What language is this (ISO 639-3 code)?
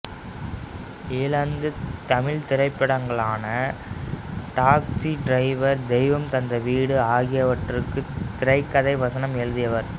tam